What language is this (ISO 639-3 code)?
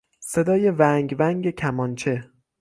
fas